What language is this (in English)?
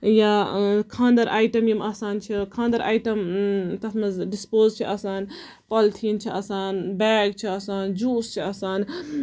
Kashmiri